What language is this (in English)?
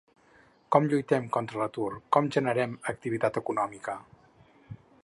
Catalan